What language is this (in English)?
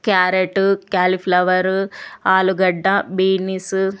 Telugu